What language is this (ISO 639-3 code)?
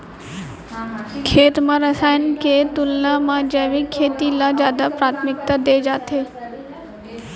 hne